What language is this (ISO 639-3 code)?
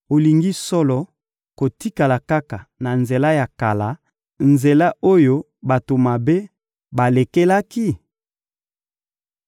lin